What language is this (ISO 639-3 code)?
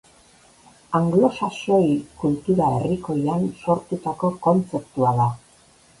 eus